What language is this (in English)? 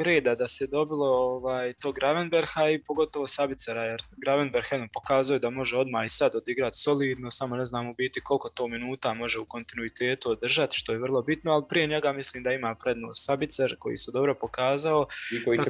Croatian